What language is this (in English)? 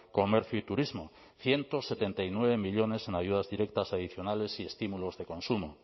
Spanish